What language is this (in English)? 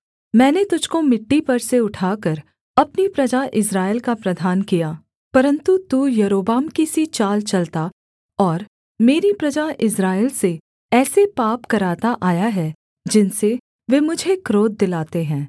Hindi